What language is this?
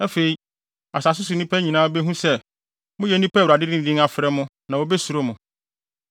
Akan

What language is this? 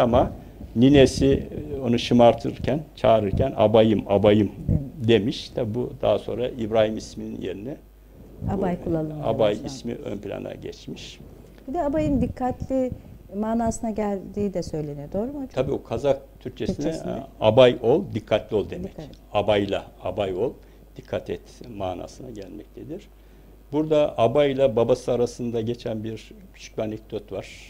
Turkish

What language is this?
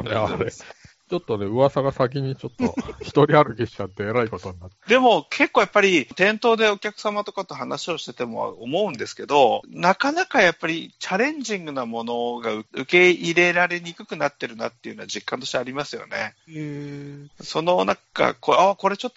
Japanese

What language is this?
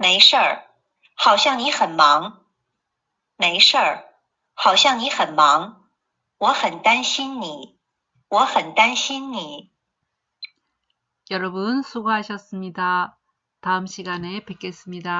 Korean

